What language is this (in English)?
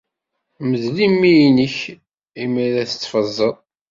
Kabyle